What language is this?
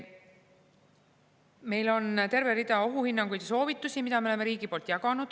Estonian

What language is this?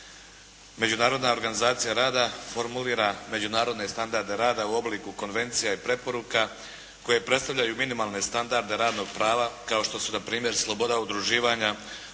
Croatian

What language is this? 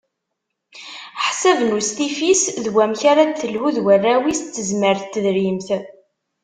Kabyle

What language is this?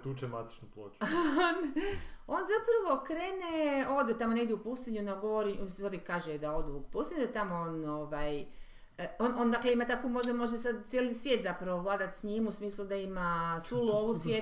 Croatian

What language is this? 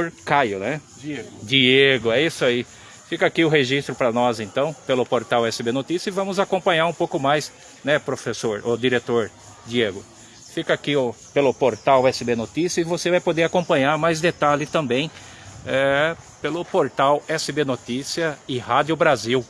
Portuguese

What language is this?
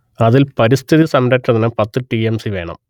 Malayalam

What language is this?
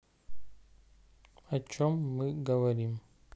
Russian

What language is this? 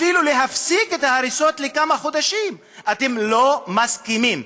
Hebrew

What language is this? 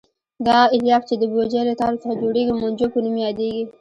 Pashto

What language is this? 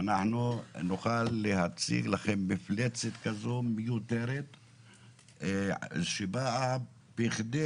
Hebrew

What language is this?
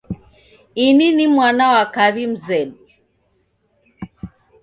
Taita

